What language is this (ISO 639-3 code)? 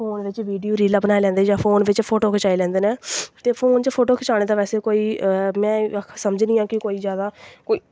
doi